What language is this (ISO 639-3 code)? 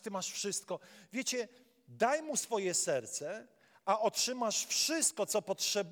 pol